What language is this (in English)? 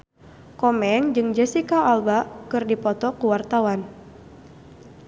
Sundanese